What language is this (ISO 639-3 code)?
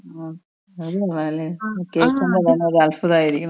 mal